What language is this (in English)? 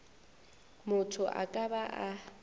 Northern Sotho